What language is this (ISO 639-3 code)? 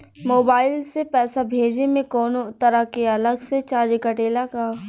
bho